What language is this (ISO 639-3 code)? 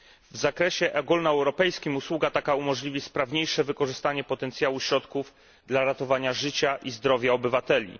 pol